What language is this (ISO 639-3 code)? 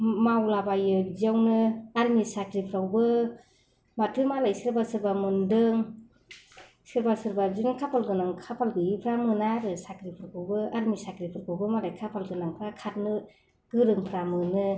brx